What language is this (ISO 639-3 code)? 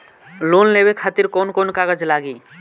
bho